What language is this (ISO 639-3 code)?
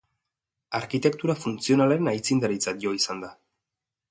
eus